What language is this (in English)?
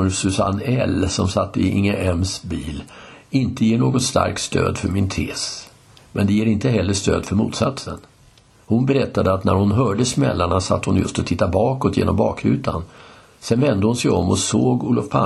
Swedish